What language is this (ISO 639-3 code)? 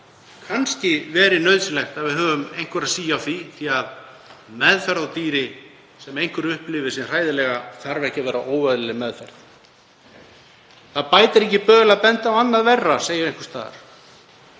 isl